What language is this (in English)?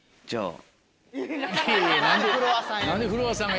Japanese